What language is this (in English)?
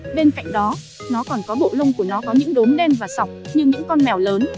Vietnamese